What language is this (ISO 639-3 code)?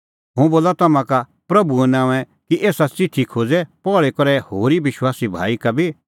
kfx